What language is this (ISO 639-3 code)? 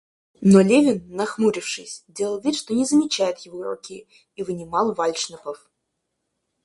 rus